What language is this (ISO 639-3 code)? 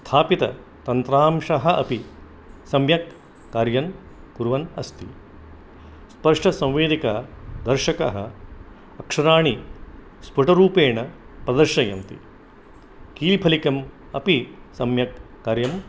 san